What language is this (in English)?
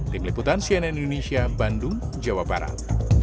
Indonesian